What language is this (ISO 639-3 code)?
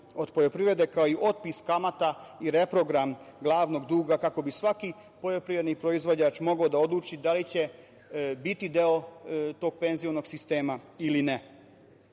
srp